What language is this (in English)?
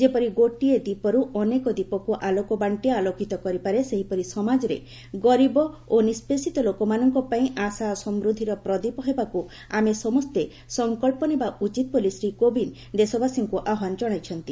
Odia